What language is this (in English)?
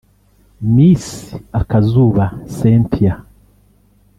Kinyarwanda